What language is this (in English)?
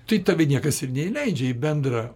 Lithuanian